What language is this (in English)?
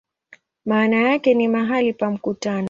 Swahili